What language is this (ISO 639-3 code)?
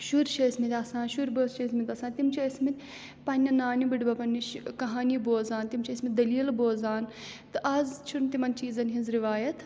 kas